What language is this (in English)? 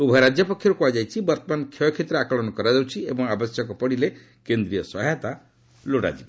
Odia